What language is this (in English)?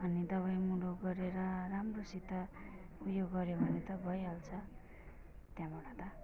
Nepali